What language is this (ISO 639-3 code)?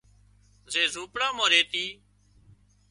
kxp